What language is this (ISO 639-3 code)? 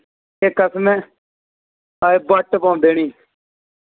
doi